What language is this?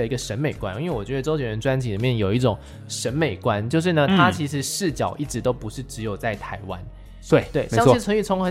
Chinese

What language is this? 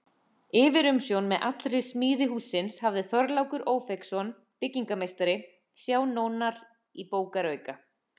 Icelandic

